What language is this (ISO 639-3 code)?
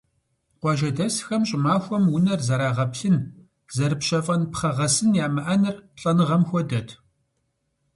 kbd